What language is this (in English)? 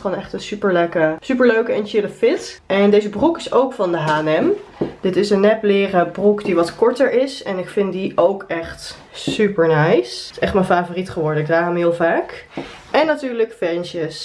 Dutch